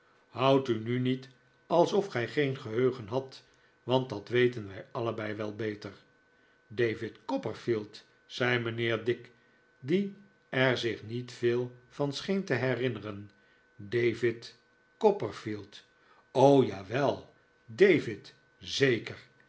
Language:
Dutch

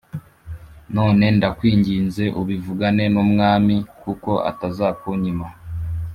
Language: Kinyarwanda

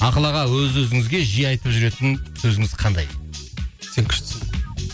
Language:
Kazakh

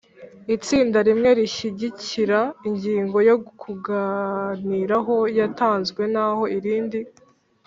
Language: Kinyarwanda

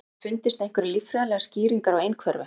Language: Icelandic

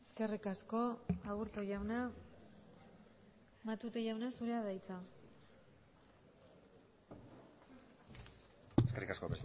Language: Basque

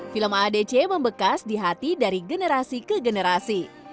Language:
Indonesian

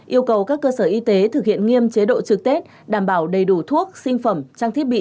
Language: Vietnamese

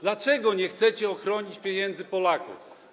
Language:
Polish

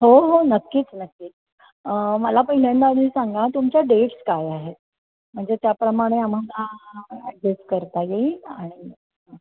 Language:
Marathi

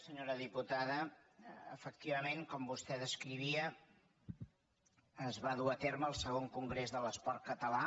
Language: Catalan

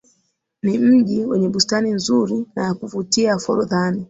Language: Swahili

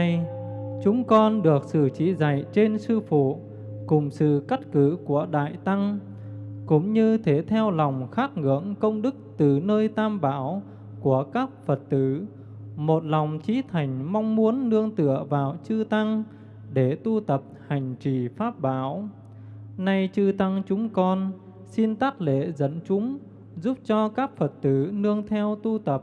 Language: Vietnamese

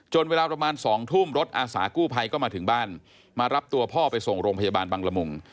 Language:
Thai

